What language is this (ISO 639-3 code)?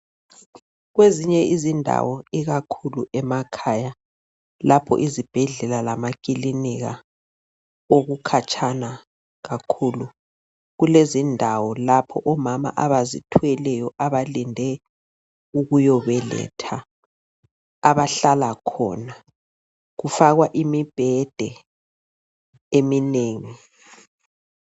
nde